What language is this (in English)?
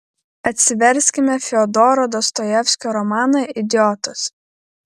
Lithuanian